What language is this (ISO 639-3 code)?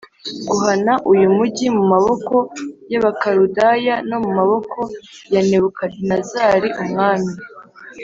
kin